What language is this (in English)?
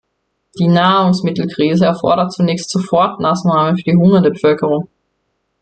German